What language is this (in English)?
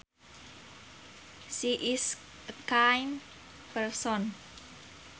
Sundanese